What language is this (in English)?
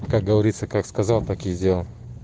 Russian